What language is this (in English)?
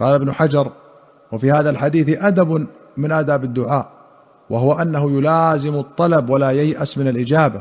Arabic